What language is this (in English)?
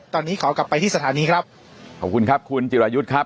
Thai